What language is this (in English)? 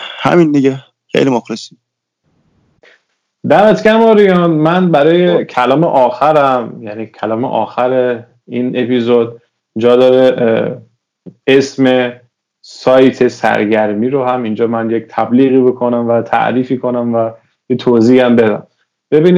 Persian